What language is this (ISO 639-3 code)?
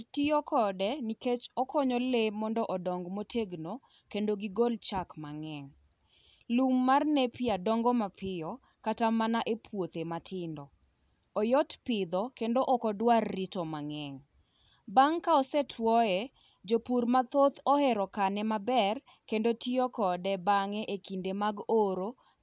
luo